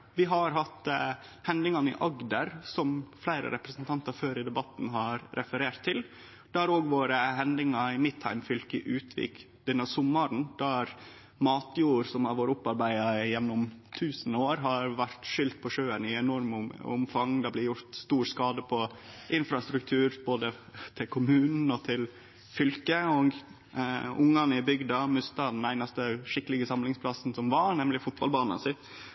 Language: Norwegian Nynorsk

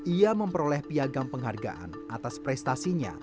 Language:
Indonesian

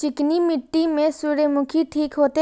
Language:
Maithili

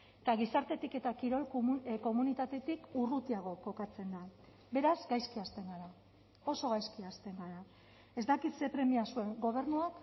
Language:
Basque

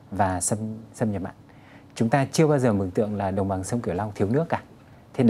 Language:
Vietnamese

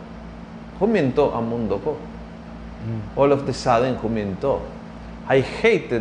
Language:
Filipino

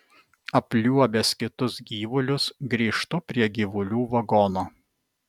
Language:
Lithuanian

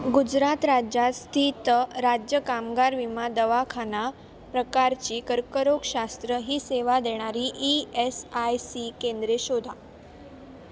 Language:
Marathi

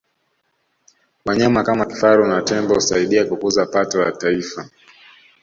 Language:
Swahili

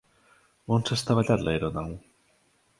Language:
Catalan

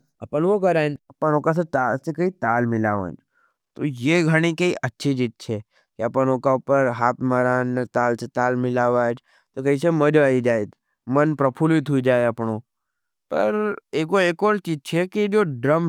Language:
Nimadi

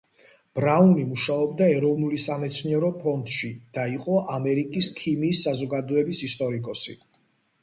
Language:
Georgian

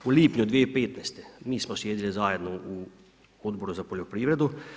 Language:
Croatian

